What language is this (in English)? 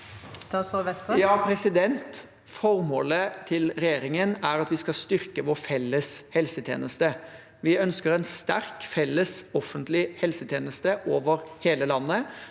Norwegian